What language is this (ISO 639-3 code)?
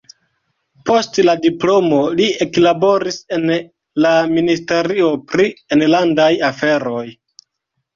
epo